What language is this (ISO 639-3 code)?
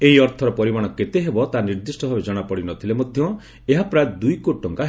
ori